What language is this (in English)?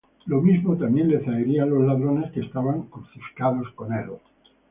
Spanish